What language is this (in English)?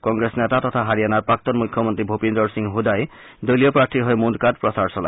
Assamese